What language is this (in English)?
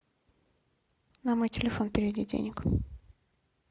Russian